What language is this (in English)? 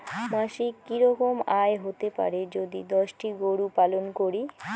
Bangla